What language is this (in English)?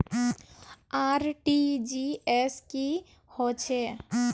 Magahi